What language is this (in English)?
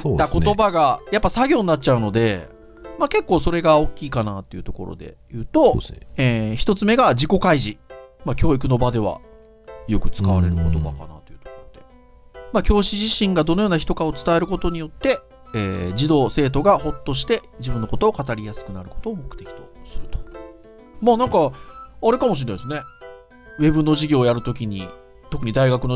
Japanese